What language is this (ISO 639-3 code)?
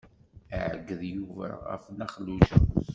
kab